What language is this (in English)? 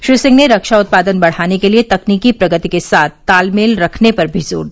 Hindi